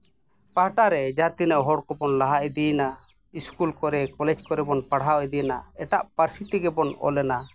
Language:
Santali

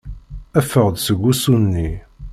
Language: Kabyle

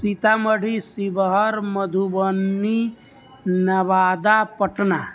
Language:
Maithili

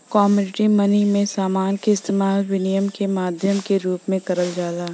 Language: Bhojpuri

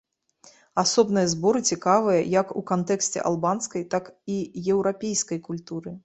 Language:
Belarusian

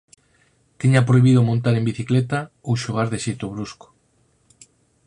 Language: Galician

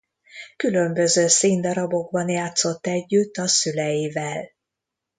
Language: Hungarian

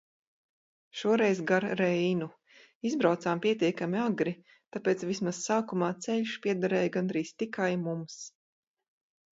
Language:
Latvian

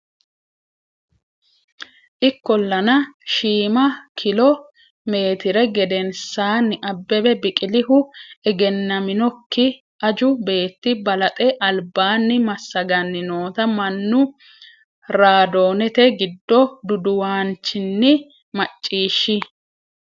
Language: Sidamo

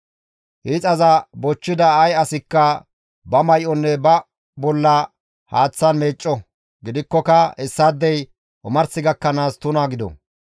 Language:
Gamo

